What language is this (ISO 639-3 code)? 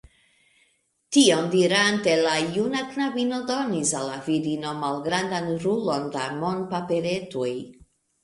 epo